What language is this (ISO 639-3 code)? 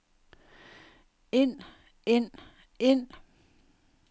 dan